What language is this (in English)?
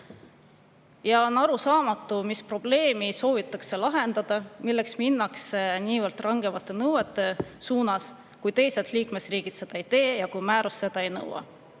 Estonian